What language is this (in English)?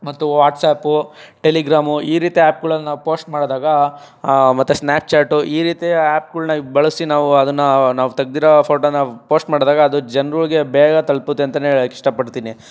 Kannada